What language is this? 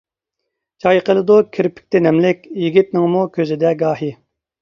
Uyghur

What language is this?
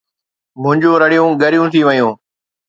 Sindhi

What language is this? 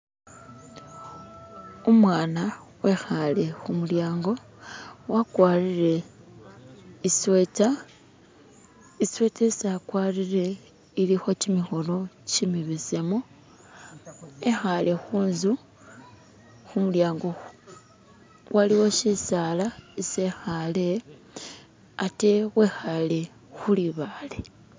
Masaaba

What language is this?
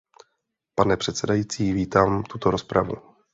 Czech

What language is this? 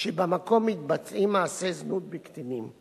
Hebrew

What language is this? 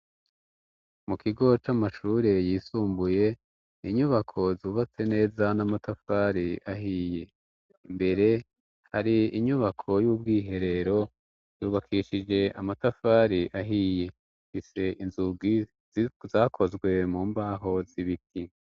Rundi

